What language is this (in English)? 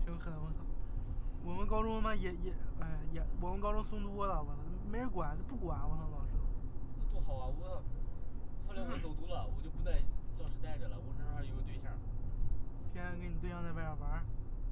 Chinese